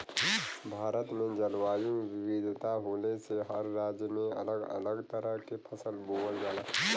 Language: Bhojpuri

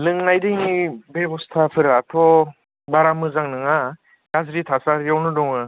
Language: Bodo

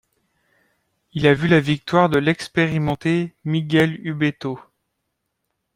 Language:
French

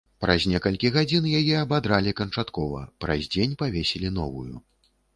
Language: Belarusian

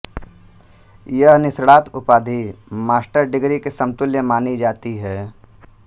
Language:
Hindi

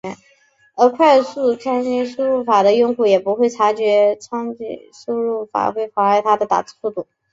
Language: Chinese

